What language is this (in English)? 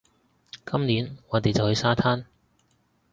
Cantonese